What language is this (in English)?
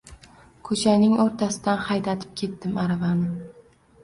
Uzbek